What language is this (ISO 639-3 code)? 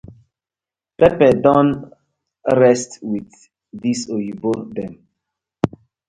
pcm